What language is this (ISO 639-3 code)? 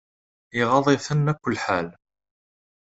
kab